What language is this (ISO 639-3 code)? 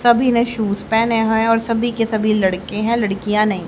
hin